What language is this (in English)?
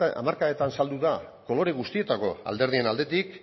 Basque